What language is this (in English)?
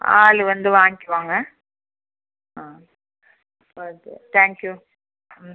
Tamil